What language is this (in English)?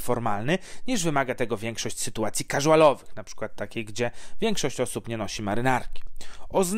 Polish